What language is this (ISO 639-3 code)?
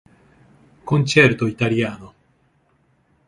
ita